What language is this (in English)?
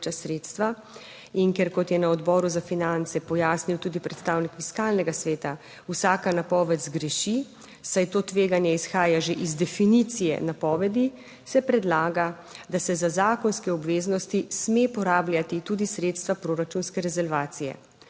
Slovenian